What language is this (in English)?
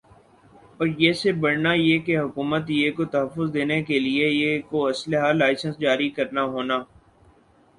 Urdu